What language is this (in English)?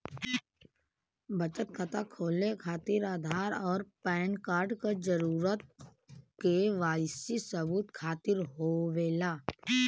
Bhojpuri